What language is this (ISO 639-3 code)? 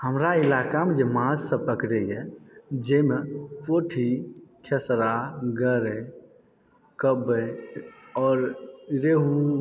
mai